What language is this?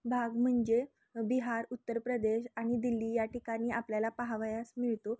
Marathi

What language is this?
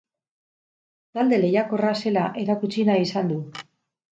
Basque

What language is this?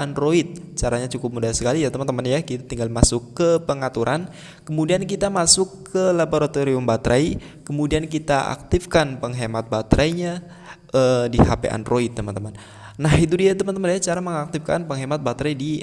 Indonesian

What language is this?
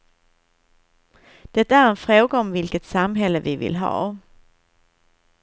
Swedish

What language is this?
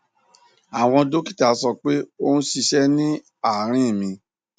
Yoruba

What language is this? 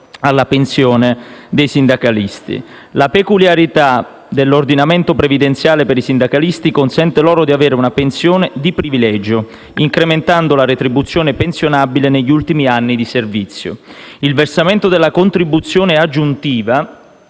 Italian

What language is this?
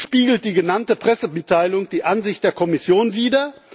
German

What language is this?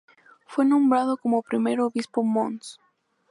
Spanish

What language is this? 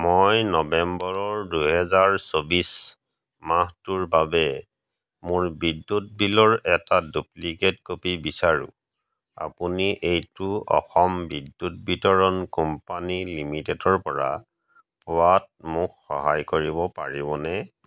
Assamese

